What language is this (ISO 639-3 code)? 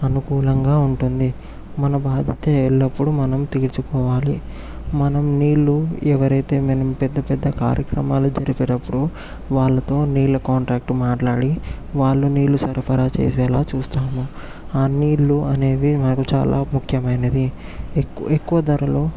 tel